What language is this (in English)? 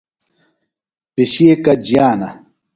Phalura